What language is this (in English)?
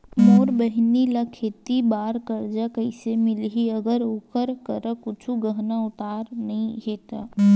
Chhattisgarhi